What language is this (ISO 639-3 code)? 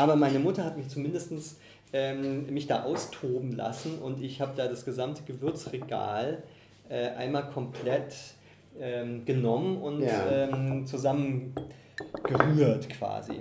deu